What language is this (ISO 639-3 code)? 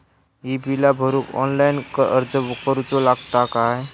mar